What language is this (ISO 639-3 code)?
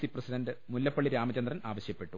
mal